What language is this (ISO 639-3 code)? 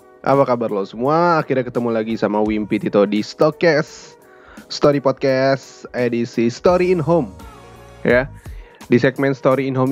ind